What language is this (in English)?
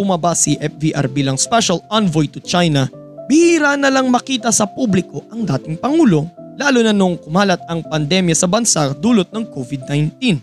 Filipino